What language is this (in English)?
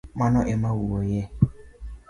Luo (Kenya and Tanzania)